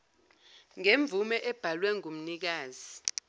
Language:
Zulu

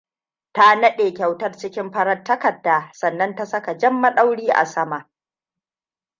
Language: Hausa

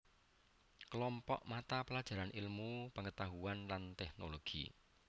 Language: Javanese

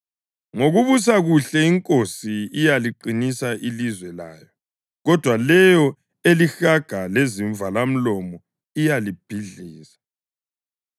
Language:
North Ndebele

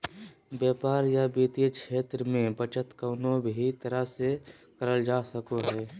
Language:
Magahi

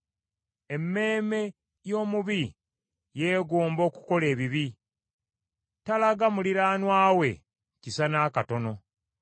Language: Ganda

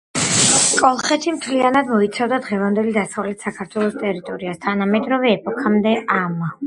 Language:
Georgian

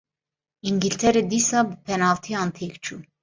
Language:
Kurdish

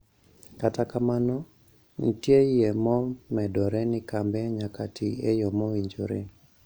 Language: Luo (Kenya and Tanzania)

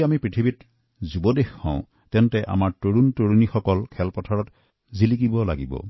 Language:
Assamese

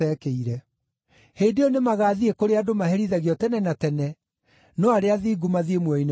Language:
Kikuyu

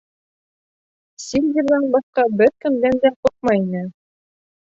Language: Bashkir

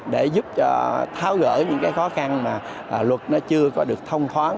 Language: Vietnamese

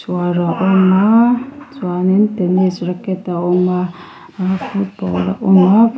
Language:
Mizo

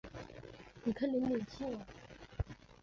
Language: Chinese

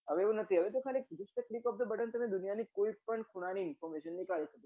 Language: Gujarati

